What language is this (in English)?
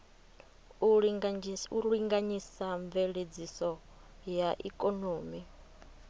Venda